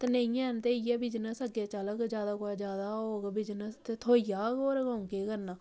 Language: Dogri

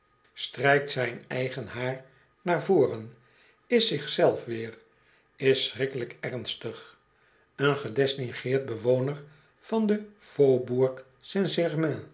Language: Dutch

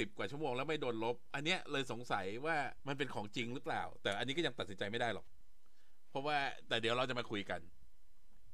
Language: Thai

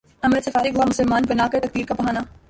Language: Urdu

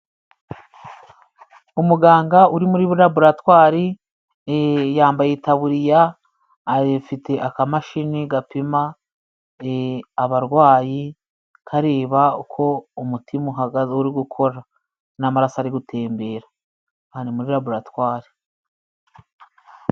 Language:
Kinyarwanda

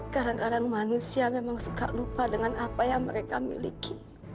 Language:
Indonesian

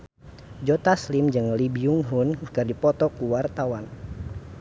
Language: Sundanese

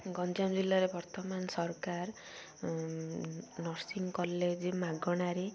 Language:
Odia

